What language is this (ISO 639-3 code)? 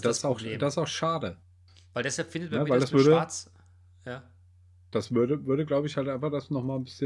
deu